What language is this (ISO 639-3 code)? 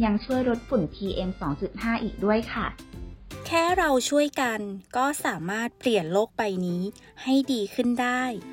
tha